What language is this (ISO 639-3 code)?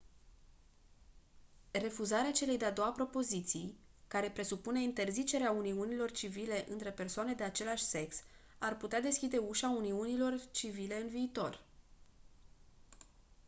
ron